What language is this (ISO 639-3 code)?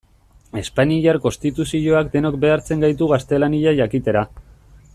eus